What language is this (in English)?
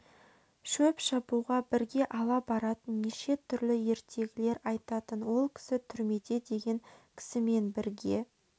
Kazakh